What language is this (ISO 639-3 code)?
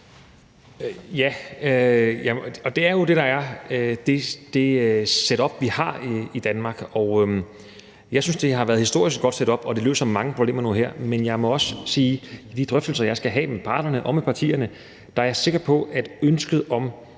dan